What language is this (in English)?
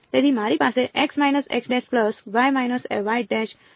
Gujarati